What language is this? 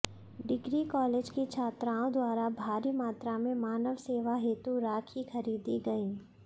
Hindi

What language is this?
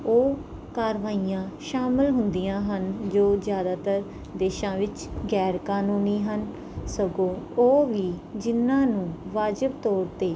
Punjabi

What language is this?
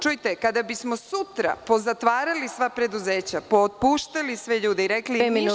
Serbian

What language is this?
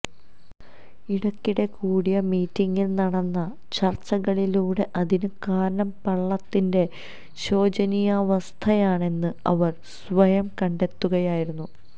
Malayalam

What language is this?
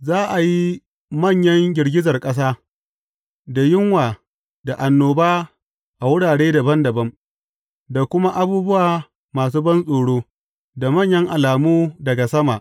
Hausa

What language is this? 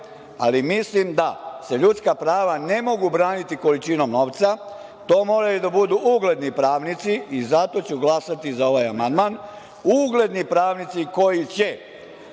Serbian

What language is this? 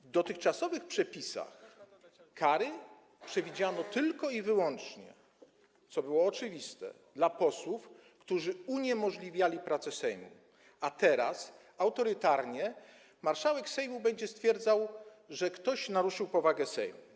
Polish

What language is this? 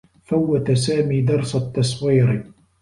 Arabic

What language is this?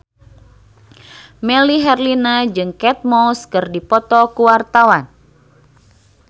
Sundanese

